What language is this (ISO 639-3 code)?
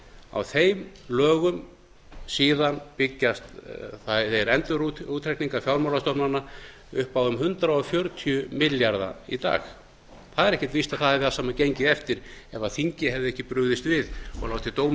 isl